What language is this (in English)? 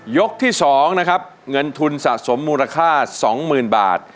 Thai